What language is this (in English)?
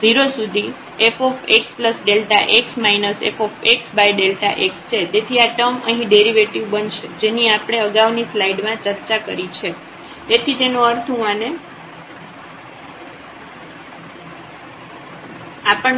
Gujarati